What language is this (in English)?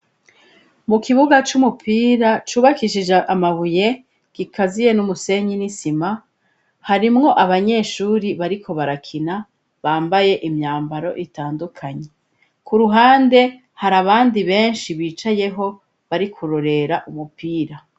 Rundi